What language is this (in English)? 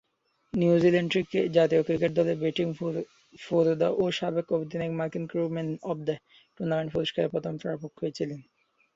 Bangla